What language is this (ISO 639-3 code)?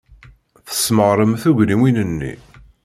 kab